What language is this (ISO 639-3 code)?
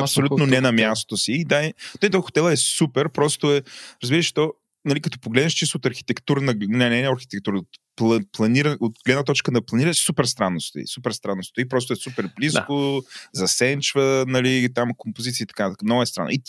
bul